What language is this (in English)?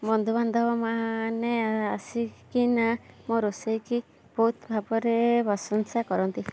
Odia